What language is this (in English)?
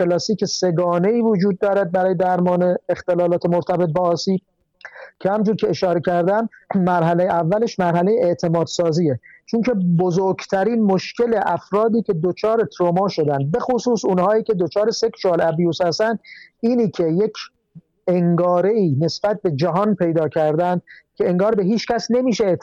Persian